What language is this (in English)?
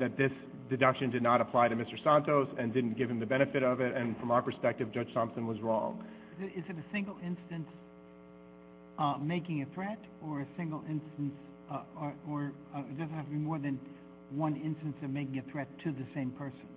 English